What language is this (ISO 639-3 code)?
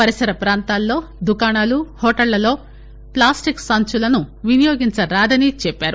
tel